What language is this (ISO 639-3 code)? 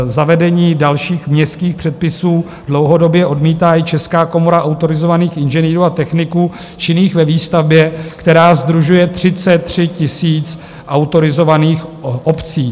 ces